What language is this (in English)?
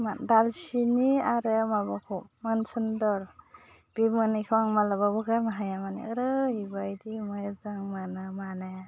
Bodo